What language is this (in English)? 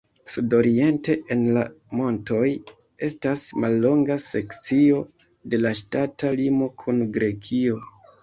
Esperanto